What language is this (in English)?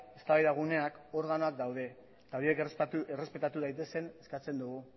Basque